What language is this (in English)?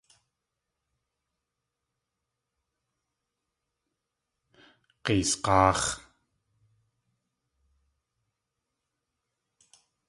Tlingit